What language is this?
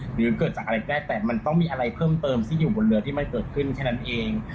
Thai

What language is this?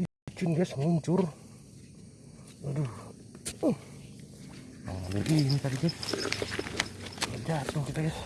Indonesian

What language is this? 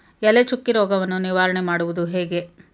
Kannada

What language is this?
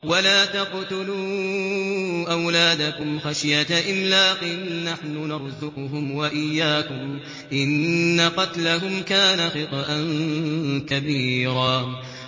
Arabic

